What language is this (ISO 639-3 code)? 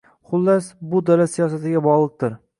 uzb